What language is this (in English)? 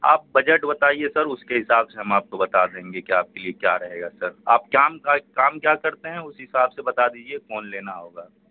Urdu